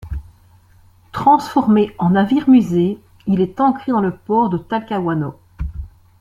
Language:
French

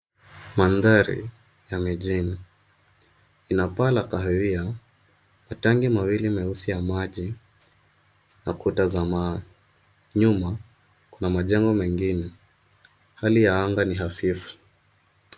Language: Swahili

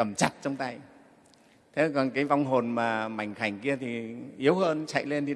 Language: Vietnamese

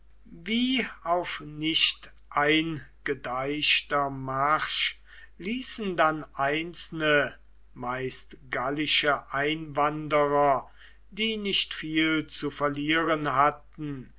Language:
German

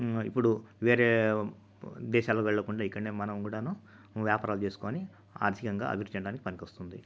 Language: Telugu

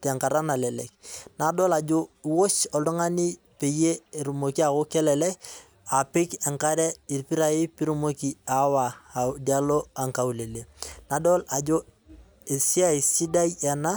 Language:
Masai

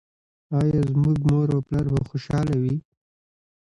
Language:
Pashto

